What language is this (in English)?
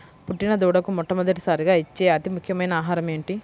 Telugu